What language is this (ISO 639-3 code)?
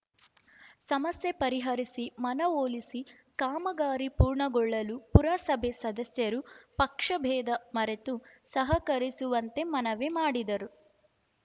kan